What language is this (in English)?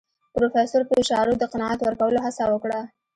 Pashto